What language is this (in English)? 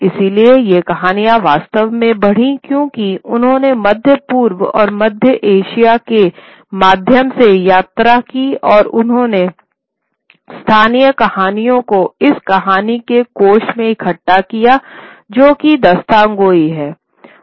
Hindi